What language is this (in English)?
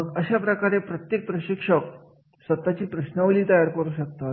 Marathi